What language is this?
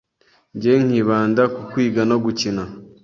Kinyarwanda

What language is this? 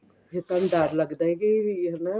Punjabi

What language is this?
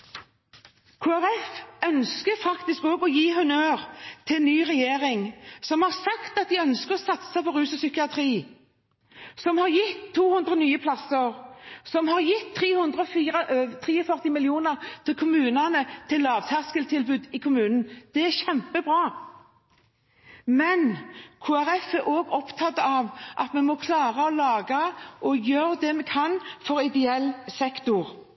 Norwegian Bokmål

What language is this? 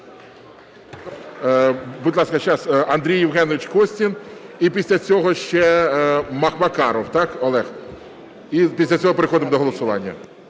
Ukrainian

